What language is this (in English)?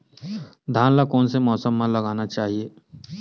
Chhattisgarhi